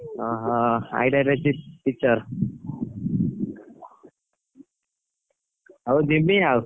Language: Odia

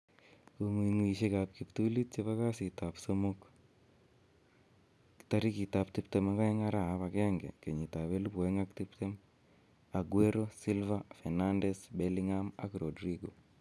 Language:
Kalenjin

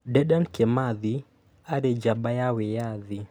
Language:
Kikuyu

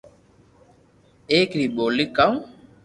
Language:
Loarki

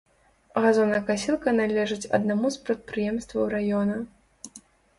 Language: Belarusian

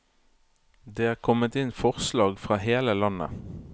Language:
Norwegian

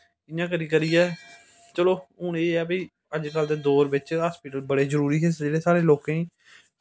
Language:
Dogri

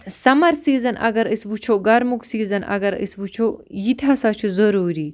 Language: Kashmiri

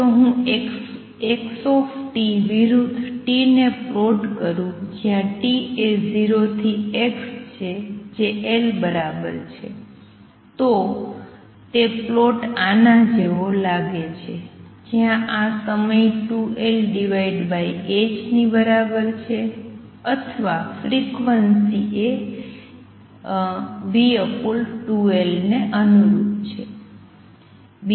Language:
Gujarati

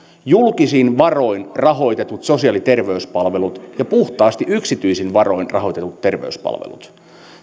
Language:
Finnish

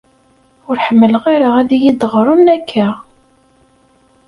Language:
Kabyle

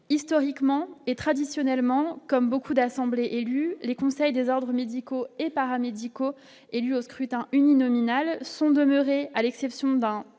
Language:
French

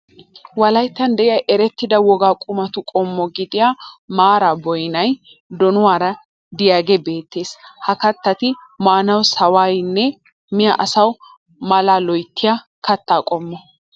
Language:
Wolaytta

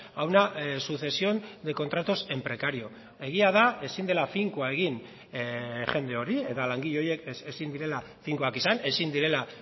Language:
Basque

